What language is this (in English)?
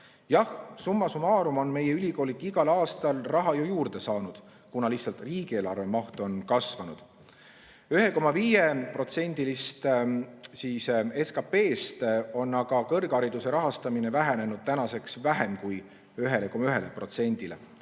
Estonian